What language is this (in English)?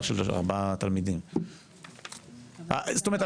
Hebrew